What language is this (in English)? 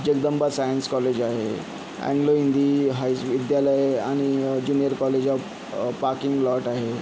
Marathi